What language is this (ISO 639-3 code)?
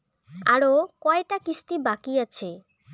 ben